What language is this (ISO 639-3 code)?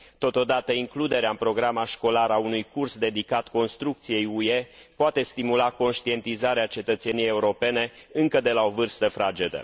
ron